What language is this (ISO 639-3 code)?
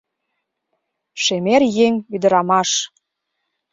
chm